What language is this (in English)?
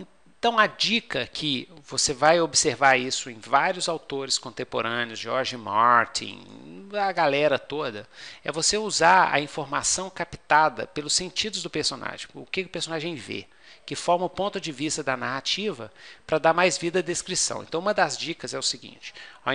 Portuguese